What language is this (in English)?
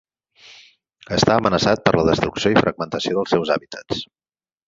Catalan